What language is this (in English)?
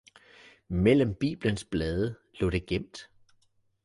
Danish